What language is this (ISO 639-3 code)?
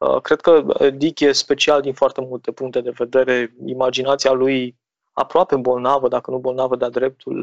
ron